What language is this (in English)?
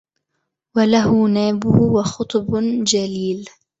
Arabic